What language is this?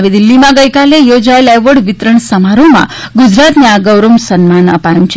Gujarati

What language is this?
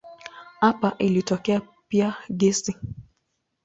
Swahili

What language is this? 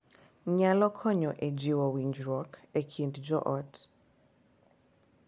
Luo (Kenya and Tanzania)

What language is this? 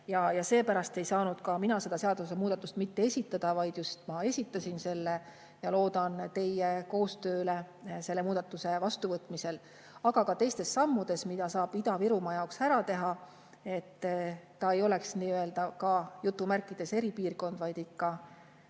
Estonian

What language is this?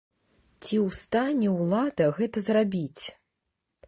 Belarusian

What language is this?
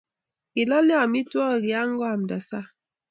Kalenjin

